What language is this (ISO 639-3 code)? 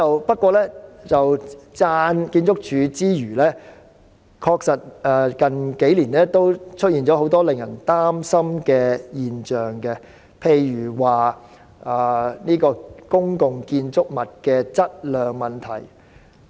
yue